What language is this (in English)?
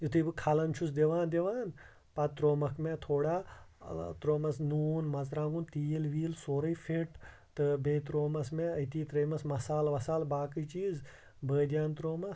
Kashmiri